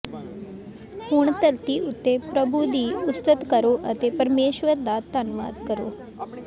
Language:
Punjabi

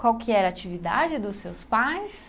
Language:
Portuguese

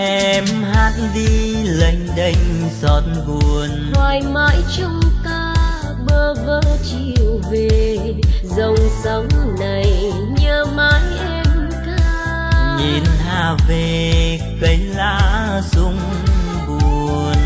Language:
Vietnamese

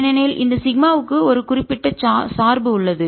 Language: Tamil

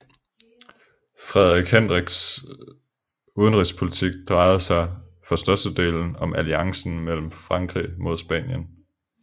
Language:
Danish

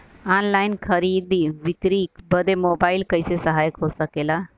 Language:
Bhojpuri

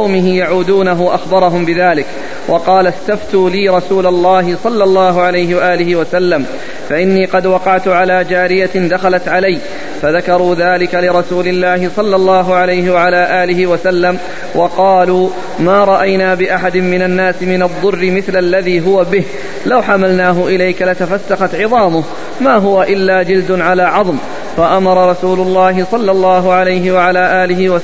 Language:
Arabic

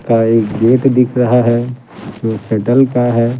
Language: Hindi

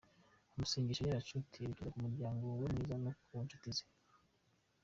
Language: Kinyarwanda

